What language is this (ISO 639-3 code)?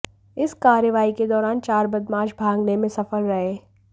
hin